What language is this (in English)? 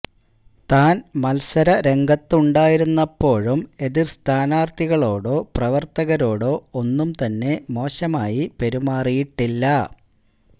Malayalam